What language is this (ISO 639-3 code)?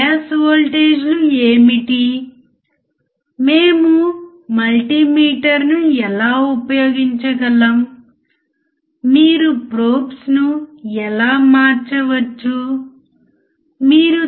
tel